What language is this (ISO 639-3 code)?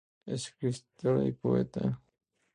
spa